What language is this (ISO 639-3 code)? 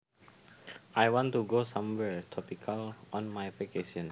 jav